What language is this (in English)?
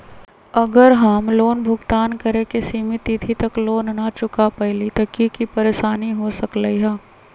Magahi